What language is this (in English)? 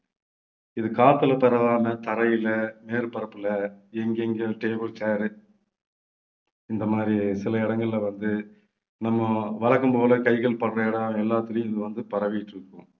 Tamil